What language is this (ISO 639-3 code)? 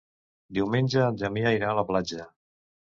cat